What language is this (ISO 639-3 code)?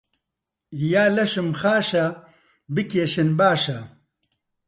ckb